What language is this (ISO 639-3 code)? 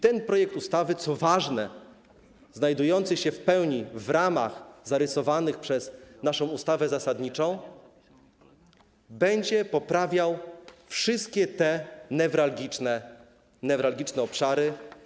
pol